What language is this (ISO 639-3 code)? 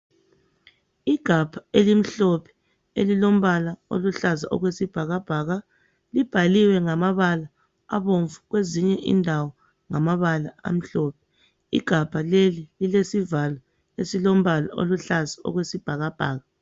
nde